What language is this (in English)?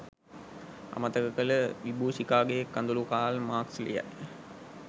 Sinhala